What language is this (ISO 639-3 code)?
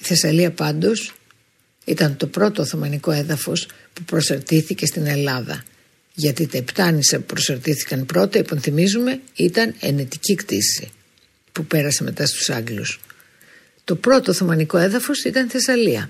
ell